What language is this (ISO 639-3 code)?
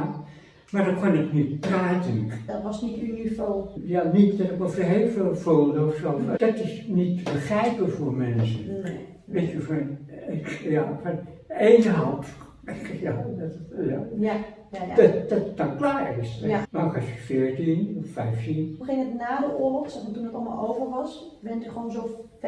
nld